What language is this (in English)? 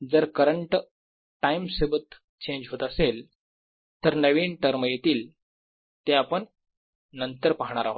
Marathi